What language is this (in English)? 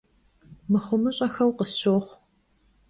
Kabardian